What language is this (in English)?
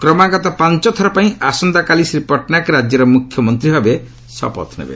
Odia